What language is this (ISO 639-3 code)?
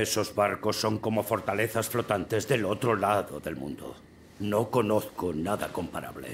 spa